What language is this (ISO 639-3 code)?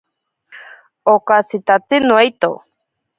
prq